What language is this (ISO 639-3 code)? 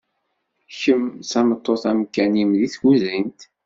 kab